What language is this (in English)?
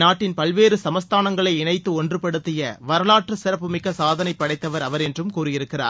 Tamil